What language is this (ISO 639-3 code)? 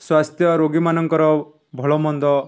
ori